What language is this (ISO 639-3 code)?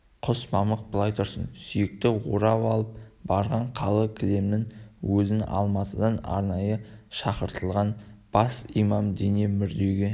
kaz